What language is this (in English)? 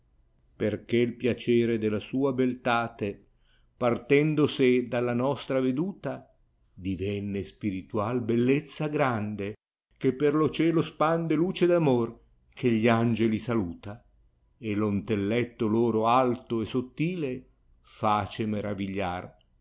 Italian